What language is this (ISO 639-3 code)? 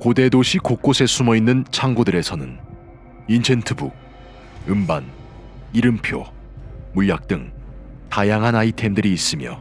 kor